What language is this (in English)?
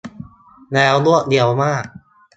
Thai